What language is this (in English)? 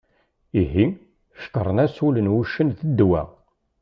Kabyle